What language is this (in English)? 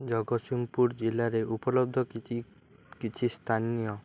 Odia